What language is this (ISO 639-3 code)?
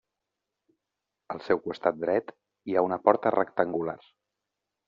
cat